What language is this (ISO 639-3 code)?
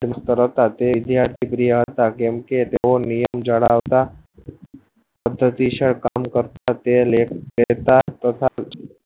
guj